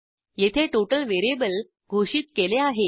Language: Marathi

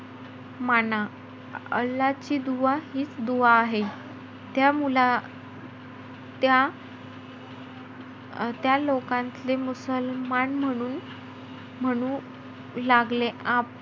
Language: Marathi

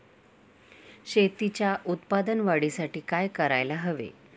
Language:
Marathi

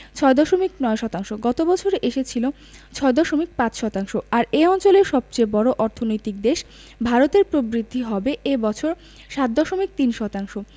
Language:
Bangla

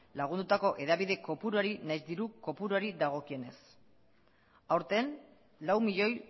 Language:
Basque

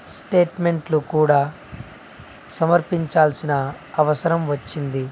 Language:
Telugu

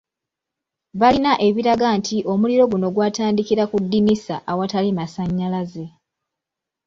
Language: Ganda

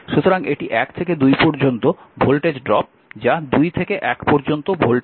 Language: Bangla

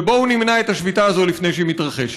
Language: Hebrew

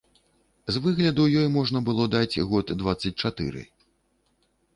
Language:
Belarusian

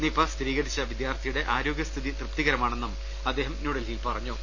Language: Malayalam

